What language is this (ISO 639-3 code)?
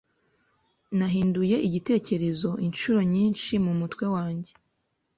kin